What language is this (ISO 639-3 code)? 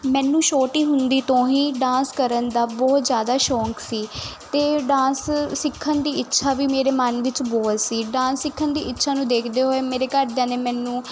pan